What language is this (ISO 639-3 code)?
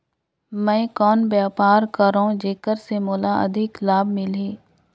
hne